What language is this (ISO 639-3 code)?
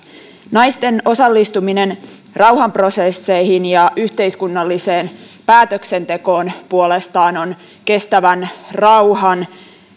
fin